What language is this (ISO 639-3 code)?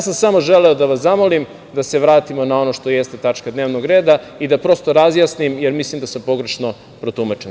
srp